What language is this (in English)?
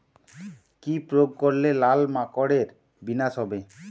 Bangla